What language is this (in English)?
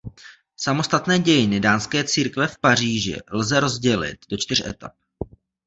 Czech